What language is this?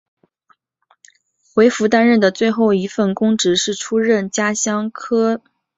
Chinese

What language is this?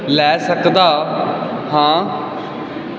Punjabi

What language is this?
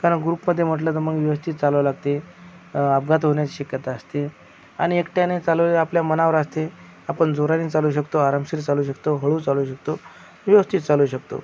Marathi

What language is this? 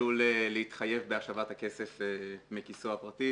Hebrew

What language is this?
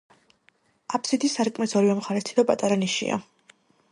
Georgian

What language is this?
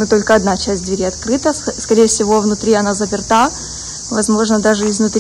Russian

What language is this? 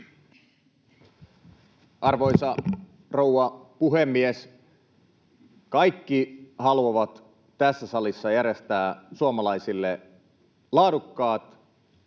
Finnish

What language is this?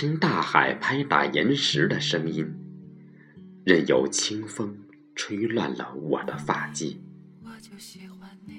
Chinese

